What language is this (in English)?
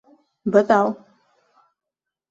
Bashkir